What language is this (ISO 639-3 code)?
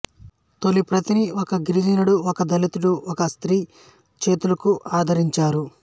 tel